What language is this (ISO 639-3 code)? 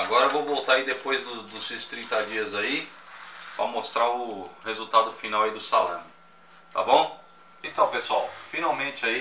por